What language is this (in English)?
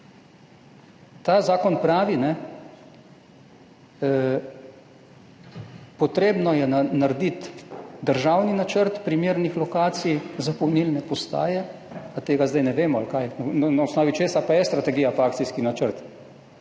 Slovenian